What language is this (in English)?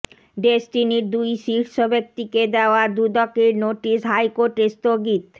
Bangla